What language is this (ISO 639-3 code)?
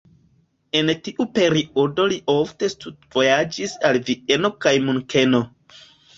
epo